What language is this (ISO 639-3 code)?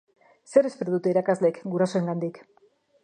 eus